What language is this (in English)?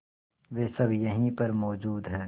Hindi